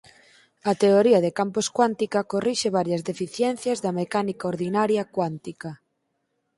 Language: Galician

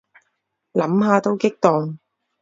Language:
Cantonese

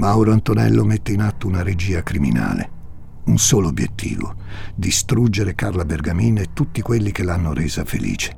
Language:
Italian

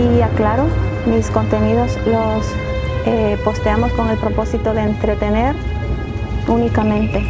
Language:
Spanish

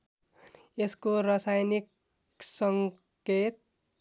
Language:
Nepali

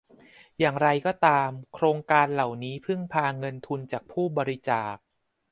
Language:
Thai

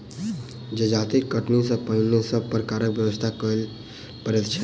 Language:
Maithili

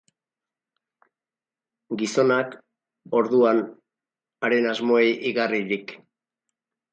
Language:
Basque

